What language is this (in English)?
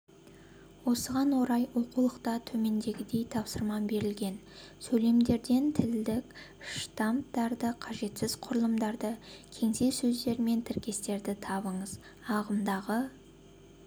Kazakh